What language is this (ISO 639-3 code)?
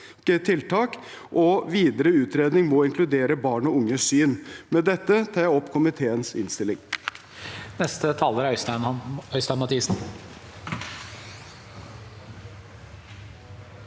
nor